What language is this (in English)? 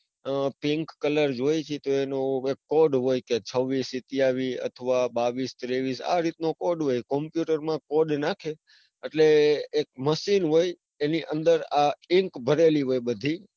Gujarati